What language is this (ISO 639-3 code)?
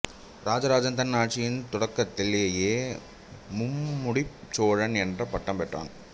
tam